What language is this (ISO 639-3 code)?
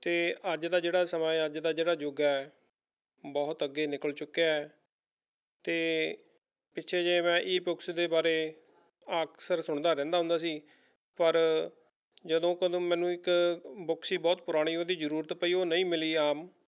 pan